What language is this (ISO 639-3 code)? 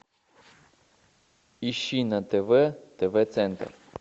rus